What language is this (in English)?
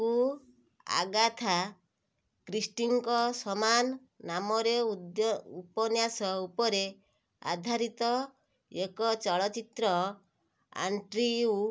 Odia